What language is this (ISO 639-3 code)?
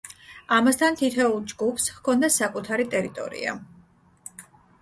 kat